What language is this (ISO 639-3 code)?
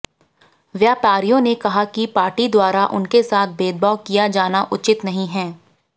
hin